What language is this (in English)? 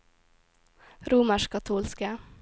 Norwegian